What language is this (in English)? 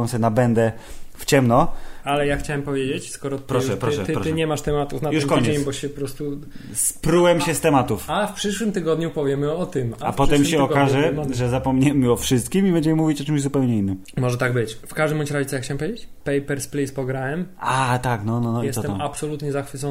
Polish